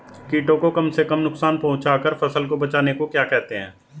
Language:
Hindi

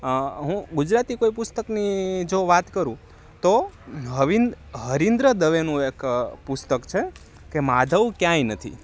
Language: Gujarati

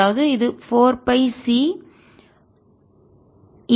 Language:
Tamil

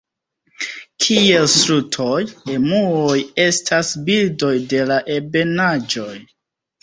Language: Esperanto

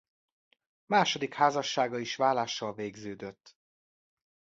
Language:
Hungarian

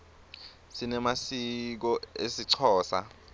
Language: Swati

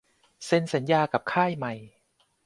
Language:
Thai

